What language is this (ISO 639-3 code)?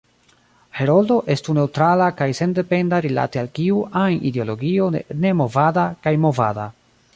epo